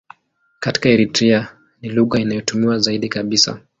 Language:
Swahili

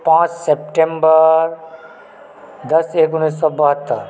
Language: Maithili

